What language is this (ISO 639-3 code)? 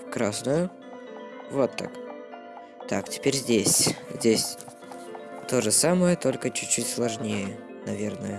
rus